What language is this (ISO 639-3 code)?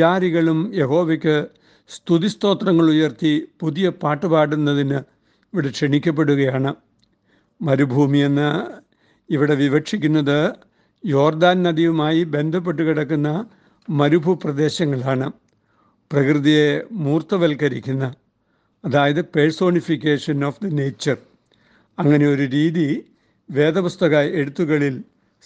mal